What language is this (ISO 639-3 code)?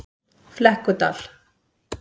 isl